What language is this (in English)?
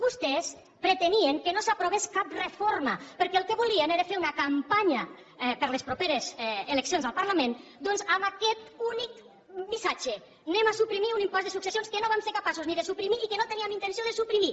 Catalan